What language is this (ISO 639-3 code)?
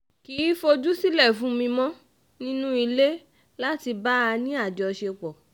yor